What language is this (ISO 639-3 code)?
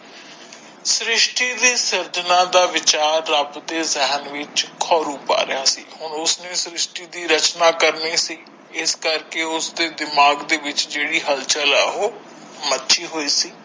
pan